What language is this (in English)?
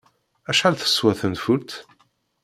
Kabyle